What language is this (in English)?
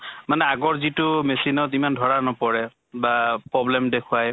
Assamese